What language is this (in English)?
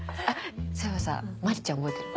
Japanese